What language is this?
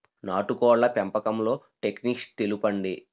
Telugu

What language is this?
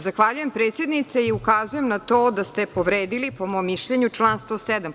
Serbian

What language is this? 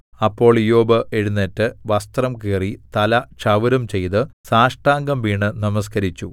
Malayalam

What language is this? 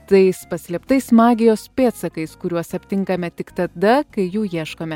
Lithuanian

